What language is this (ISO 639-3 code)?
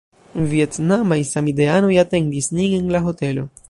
epo